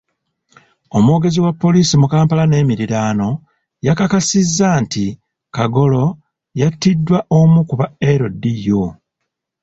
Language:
Ganda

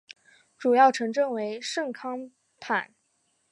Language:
Chinese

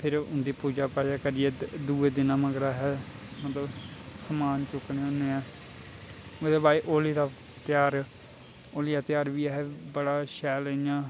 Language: Dogri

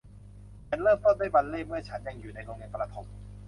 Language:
Thai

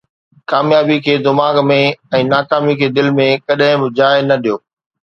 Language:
Sindhi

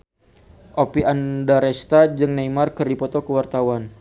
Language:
Sundanese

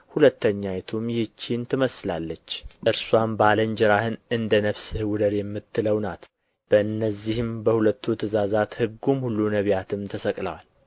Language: Amharic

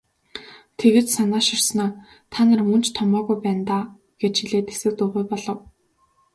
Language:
Mongolian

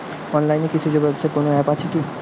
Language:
Bangla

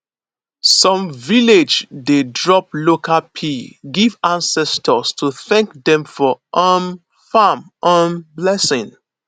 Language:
Nigerian Pidgin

